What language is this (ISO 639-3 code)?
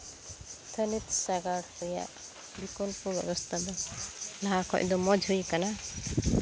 sat